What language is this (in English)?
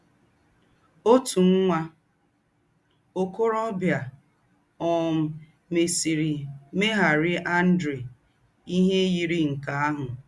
Igbo